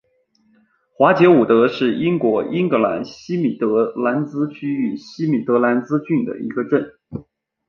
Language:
Chinese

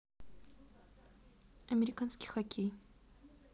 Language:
Russian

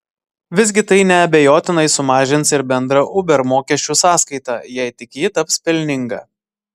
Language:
Lithuanian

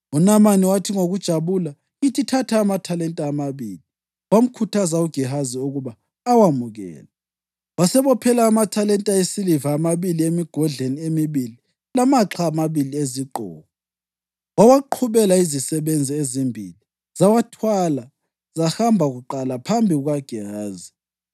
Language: North Ndebele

